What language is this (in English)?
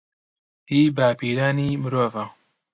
Central Kurdish